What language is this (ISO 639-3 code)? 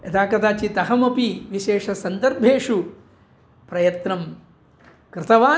san